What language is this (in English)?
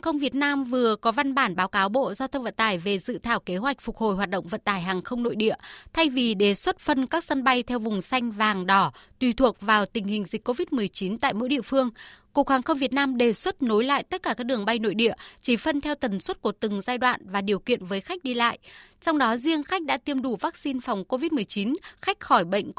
Vietnamese